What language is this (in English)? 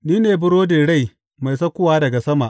Hausa